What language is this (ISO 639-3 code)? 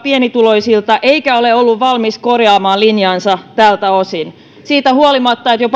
fin